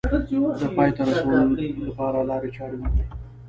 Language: Pashto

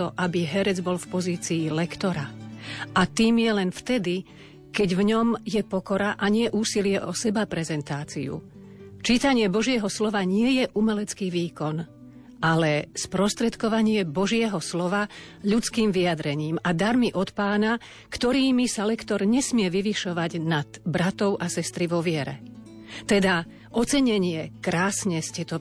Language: Slovak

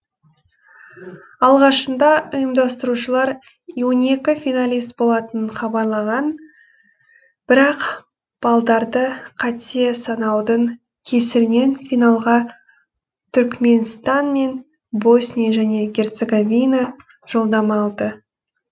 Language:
Kazakh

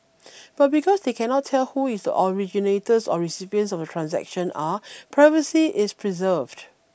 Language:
English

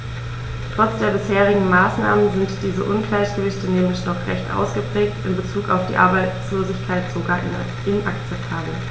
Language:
German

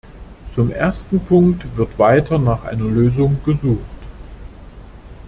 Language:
German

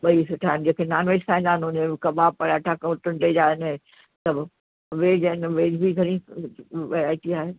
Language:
Sindhi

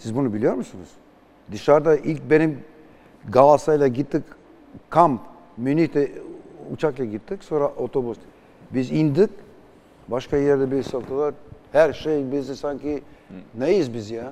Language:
Turkish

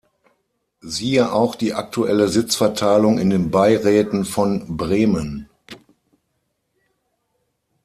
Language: German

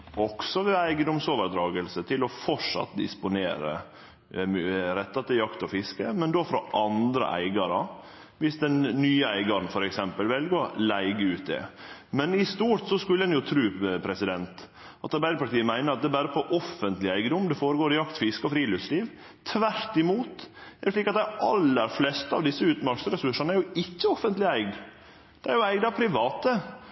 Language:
Norwegian Nynorsk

